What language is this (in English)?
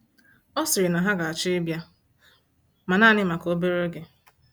Igbo